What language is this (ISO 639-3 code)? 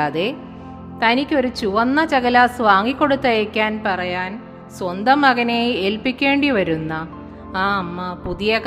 mal